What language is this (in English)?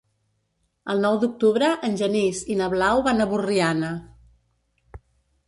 Catalan